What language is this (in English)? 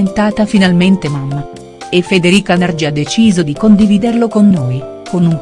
Italian